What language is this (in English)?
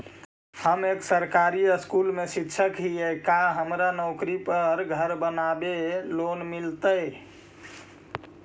Magahi